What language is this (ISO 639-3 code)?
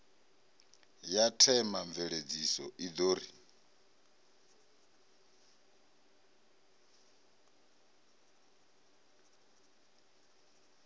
ven